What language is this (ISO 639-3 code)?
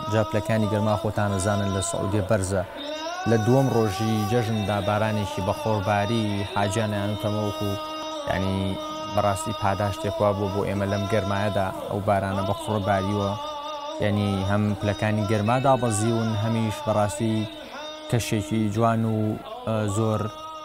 ara